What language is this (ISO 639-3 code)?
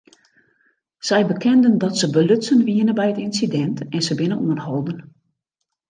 fry